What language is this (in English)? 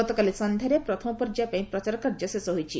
Odia